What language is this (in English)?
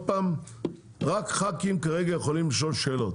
Hebrew